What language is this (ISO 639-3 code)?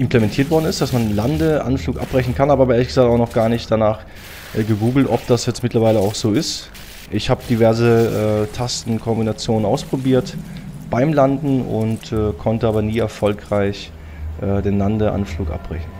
deu